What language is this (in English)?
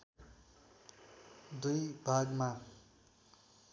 Nepali